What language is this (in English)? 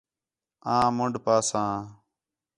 Khetrani